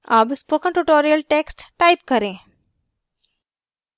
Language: Hindi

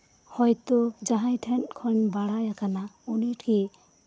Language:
Santali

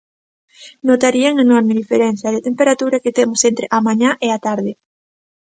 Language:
Galician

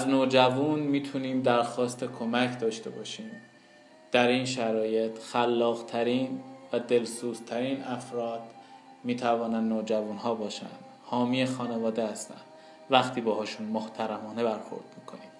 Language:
Persian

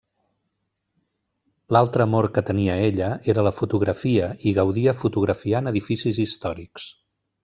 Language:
Catalan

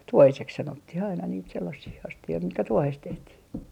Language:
Finnish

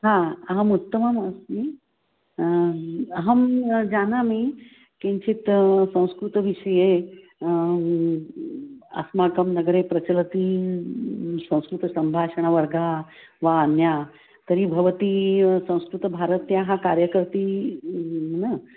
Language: Sanskrit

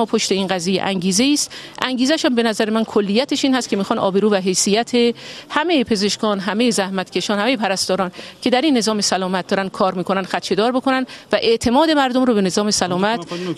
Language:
Persian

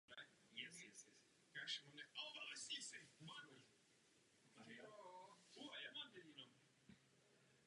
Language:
Czech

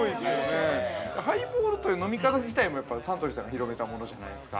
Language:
Japanese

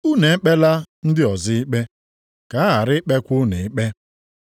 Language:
Igbo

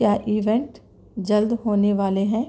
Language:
Urdu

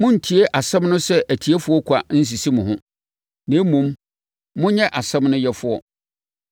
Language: Akan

